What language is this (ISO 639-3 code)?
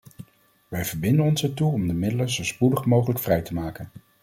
nld